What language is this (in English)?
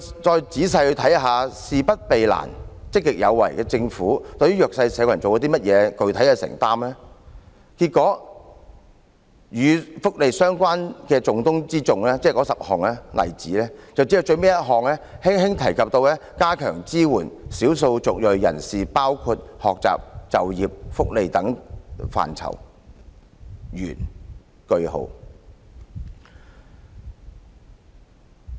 Cantonese